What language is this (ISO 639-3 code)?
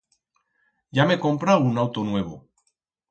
arg